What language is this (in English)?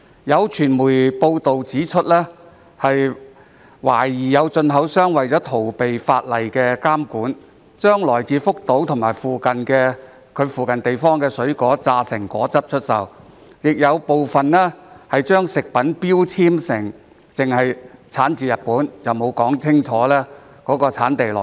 Cantonese